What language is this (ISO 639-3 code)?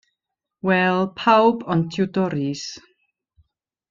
cym